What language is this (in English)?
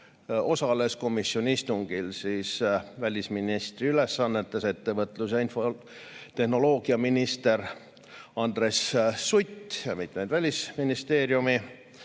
Estonian